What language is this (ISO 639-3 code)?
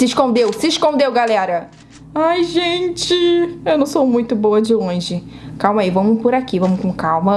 por